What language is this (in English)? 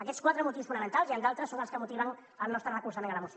Catalan